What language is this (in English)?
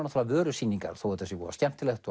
Icelandic